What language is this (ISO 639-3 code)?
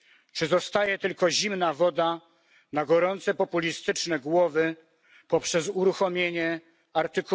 pol